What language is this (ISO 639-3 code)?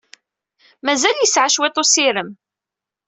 kab